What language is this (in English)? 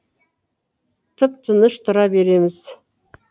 Kazakh